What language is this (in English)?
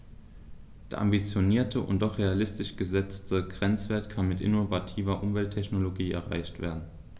German